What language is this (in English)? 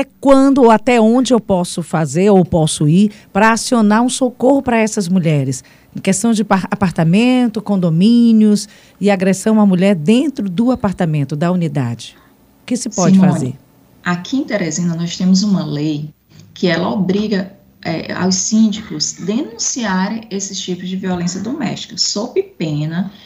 Portuguese